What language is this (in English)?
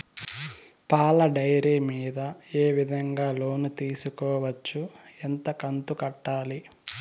Telugu